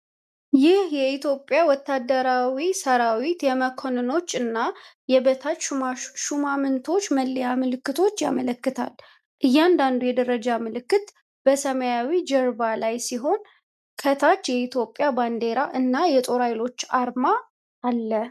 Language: Amharic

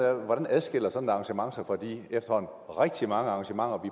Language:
Danish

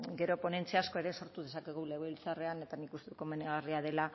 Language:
Basque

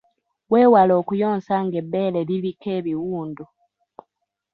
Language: Ganda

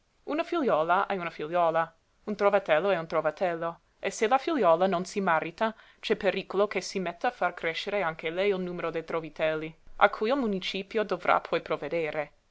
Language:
Italian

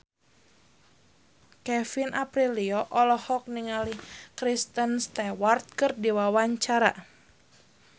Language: Sundanese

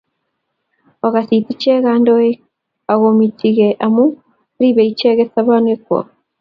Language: Kalenjin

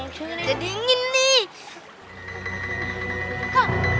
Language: Indonesian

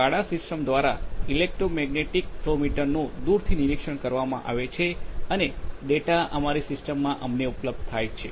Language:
Gujarati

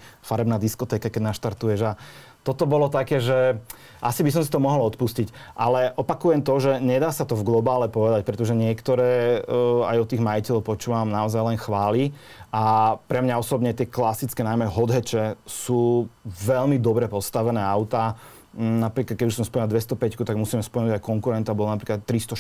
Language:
Slovak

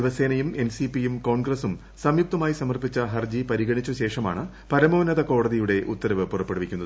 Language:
Malayalam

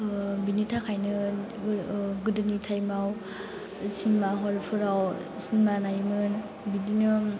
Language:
Bodo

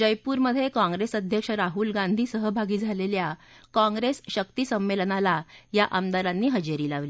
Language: Marathi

